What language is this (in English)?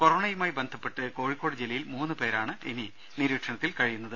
Malayalam